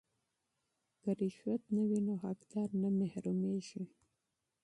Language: Pashto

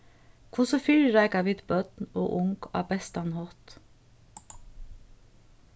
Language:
Faroese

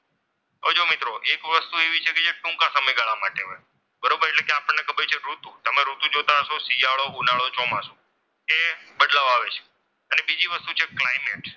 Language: Gujarati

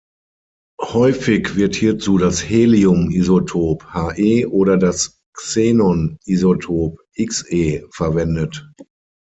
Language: German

